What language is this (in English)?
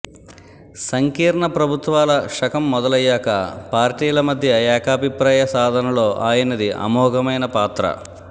Telugu